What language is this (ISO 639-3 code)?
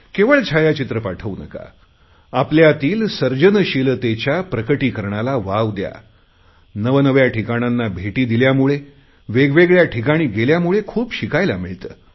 mar